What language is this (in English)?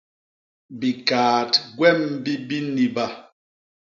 Basaa